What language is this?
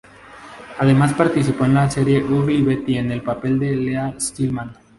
Spanish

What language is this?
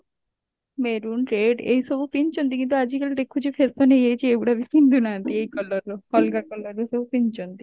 Odia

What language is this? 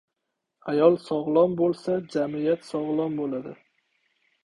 Uzbek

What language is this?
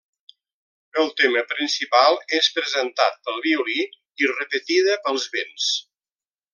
Catalan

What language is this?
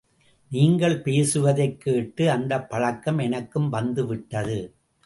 Tamil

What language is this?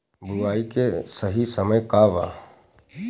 Bhojpuri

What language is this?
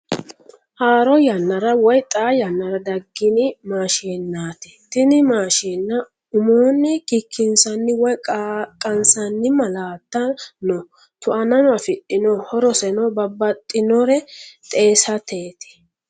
Sidamo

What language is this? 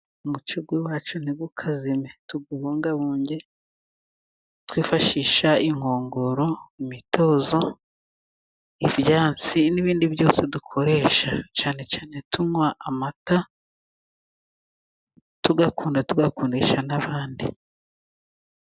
Kinyarwanda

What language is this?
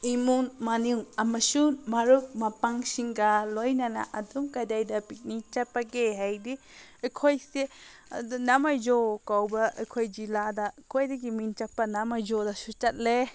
Manipuri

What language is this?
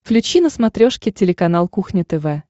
Russian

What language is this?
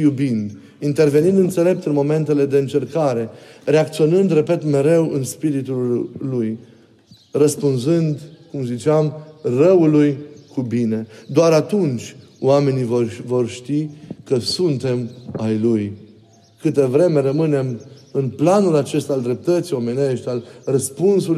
Romanian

